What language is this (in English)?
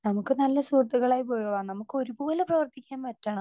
Malayalam